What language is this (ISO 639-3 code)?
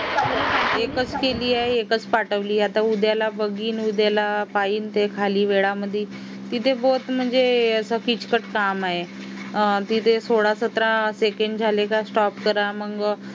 mar